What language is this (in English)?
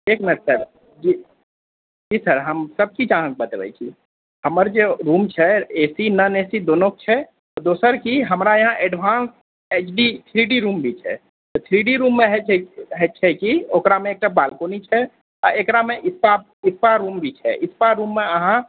Maithili